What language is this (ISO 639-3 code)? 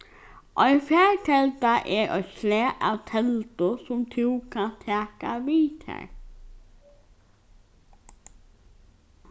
fao